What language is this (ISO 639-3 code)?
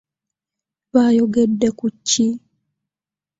lug